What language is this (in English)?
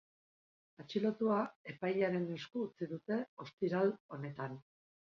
Basque